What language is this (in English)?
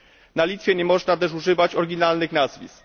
Polish